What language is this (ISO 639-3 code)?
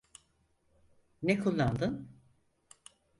tur